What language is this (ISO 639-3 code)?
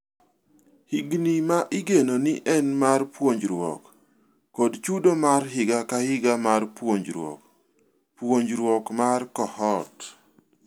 luo